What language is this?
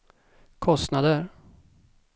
Swedish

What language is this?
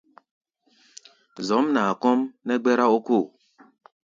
Gbaya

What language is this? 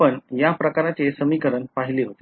Marathi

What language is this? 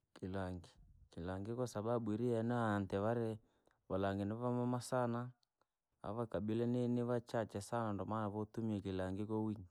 Langi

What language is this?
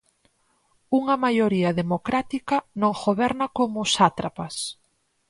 Galician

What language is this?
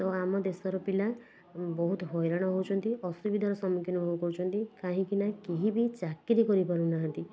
Odia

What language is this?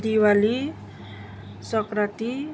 Nepali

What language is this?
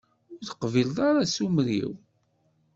Kabyle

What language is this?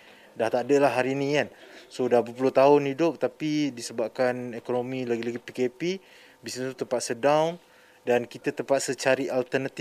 Malay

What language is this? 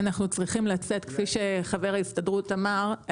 Hebrew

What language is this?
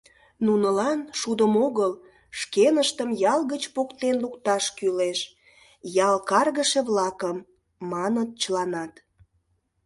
Mari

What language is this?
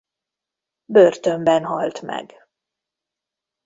Hungarian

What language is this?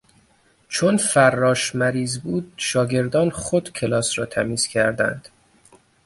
Persian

